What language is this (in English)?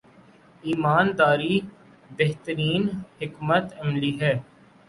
Urdu